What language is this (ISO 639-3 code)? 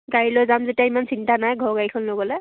asm